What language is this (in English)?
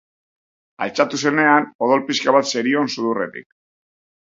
Basque